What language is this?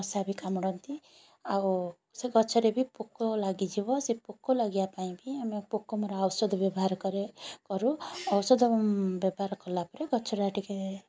Odia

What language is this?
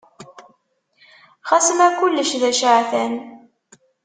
Kabyle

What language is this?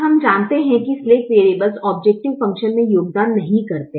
Hindi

